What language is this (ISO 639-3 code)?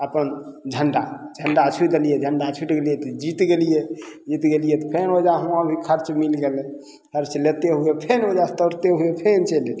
mai